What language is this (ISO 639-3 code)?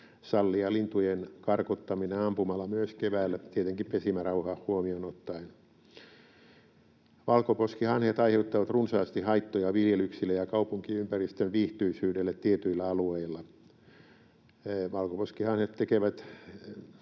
fin